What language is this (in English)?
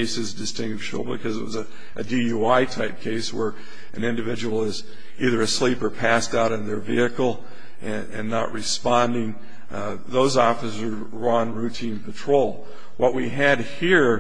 English